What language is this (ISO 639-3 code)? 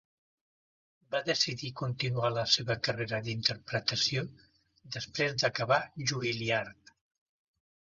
cat